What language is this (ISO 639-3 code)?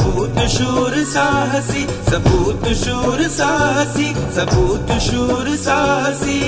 hin